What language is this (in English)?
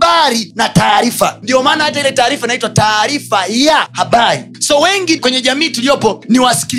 Swahili